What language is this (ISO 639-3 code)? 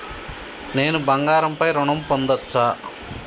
tel